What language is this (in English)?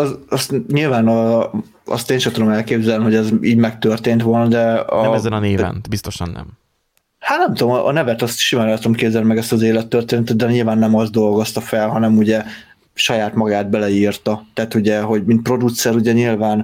Hungarian